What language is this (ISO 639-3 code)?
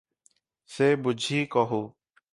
ori